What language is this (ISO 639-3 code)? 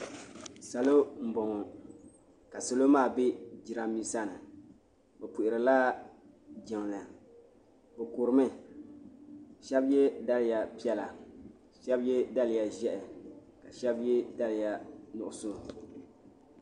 dag